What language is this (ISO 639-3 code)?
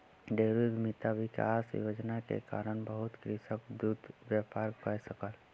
mai